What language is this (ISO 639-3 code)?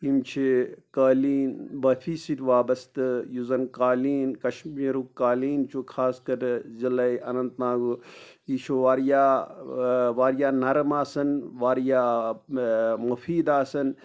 kas